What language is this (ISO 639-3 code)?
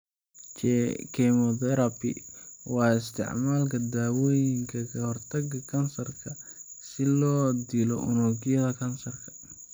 som